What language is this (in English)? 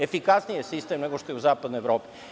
Serbian